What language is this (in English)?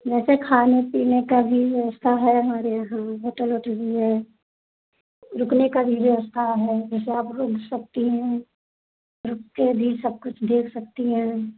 Hindi